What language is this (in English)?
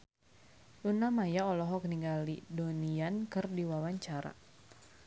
Sundanese